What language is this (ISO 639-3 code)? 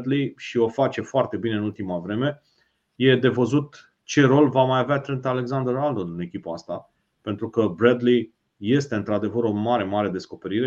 ron